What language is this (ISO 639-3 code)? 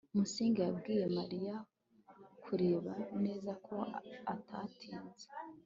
kin